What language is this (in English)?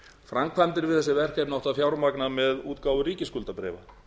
Icelandic